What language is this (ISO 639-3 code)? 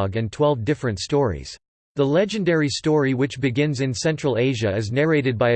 eng